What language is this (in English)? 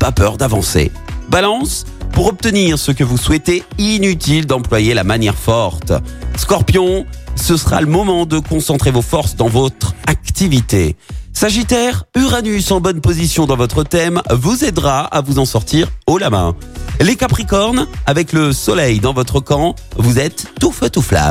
French